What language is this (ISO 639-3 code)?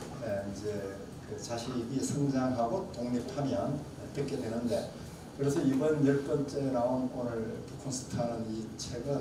kor